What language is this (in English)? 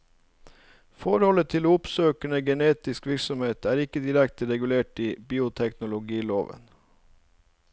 Norwegian